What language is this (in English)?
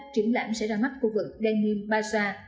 Vietnamese